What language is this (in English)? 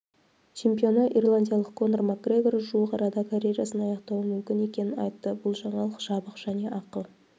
Kazakh